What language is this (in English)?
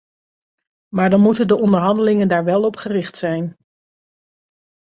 Dutch